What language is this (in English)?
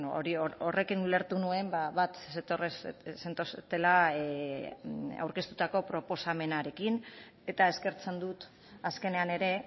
Basque